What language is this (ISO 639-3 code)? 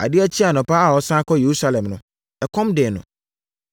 aka